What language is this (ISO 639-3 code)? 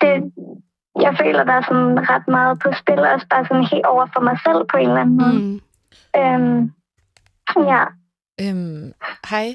dan